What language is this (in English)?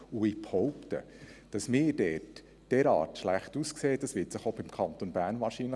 Swiss German